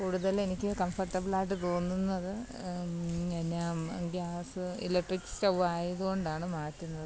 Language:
Malayalam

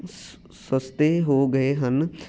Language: Punjabi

